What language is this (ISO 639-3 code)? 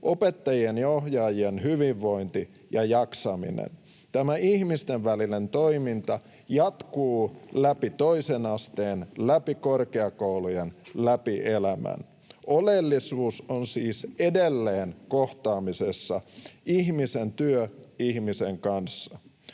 fin